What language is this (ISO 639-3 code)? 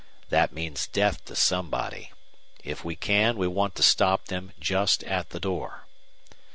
eng